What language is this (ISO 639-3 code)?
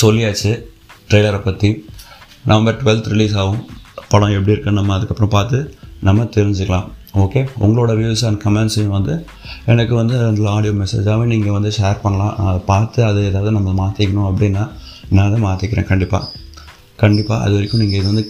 tam